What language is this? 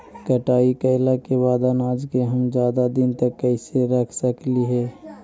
Magahi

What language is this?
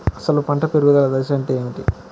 Telugu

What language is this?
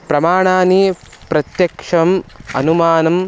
Sanskrit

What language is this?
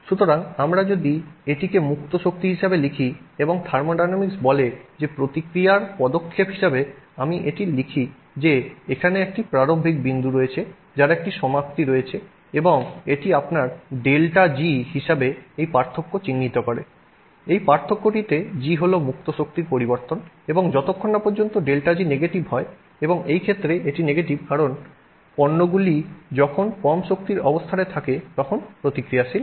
Bangla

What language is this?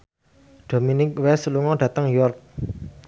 Javanese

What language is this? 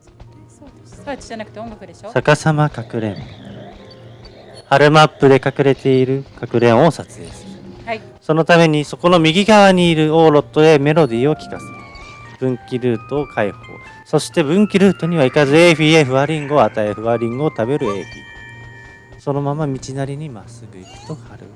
Japanese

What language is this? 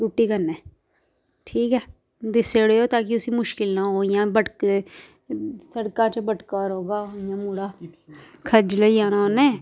Dogri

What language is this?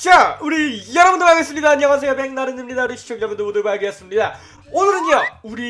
Korean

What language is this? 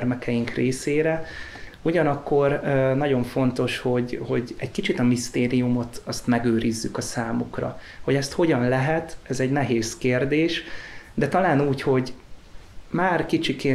Hungarian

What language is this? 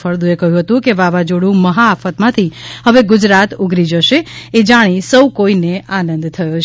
Gujarati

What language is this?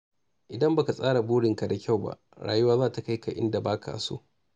Hausa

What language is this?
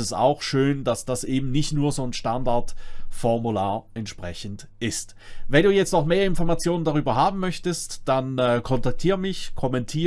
German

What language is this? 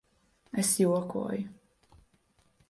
Latvian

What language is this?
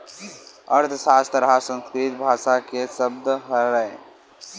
Chhattisgarhi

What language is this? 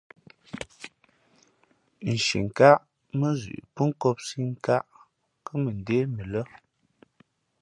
Fe'fe'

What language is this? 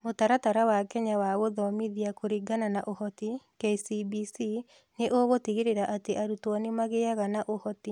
Kikuyu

